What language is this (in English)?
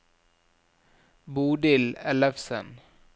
Norwegian